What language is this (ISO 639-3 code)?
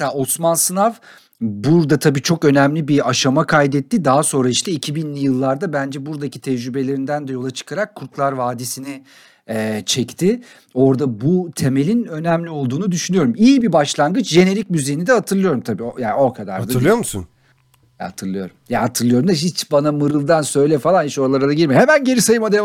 tur